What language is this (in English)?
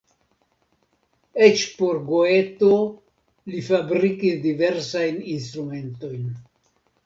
Esperanto